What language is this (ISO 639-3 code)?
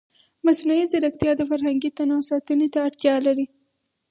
pus